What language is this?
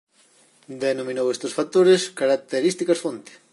Galician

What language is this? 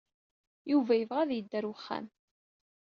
Kabyle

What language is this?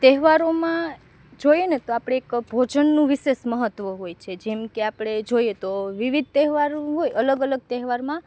Gujarati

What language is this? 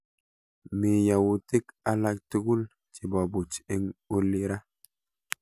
Kalenjin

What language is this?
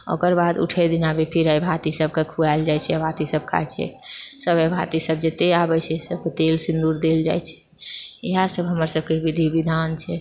Maithili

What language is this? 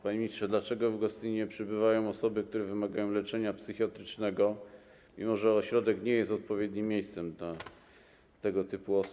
Polish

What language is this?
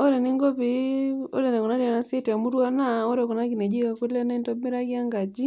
Masai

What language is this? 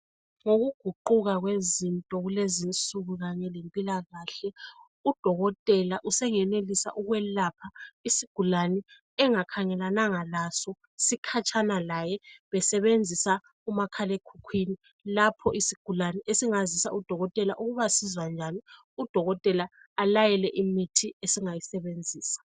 North Ndebele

